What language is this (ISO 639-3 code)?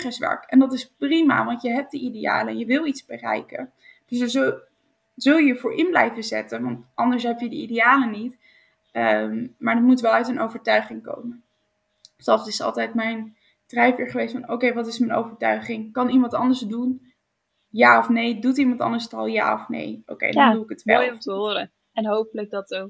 nld